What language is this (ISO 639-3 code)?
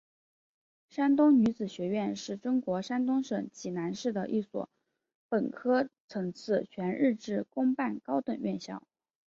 zho